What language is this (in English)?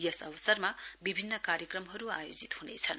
Nepali